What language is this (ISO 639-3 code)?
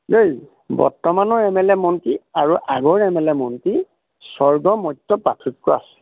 asm